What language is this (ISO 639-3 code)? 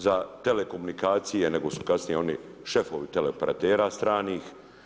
hrv